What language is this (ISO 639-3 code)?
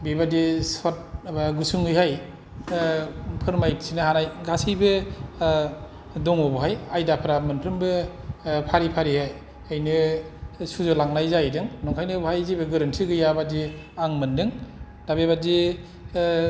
brx